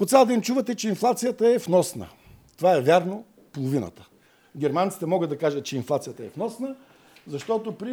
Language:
Bulgarian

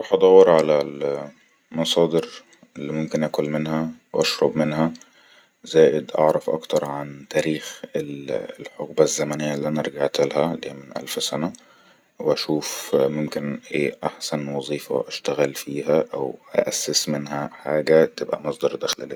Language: Egyptian Arabic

